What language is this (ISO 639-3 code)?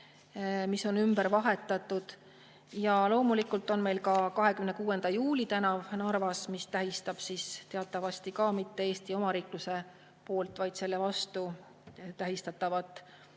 est